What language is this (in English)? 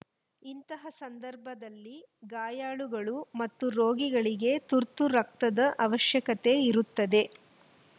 Kannada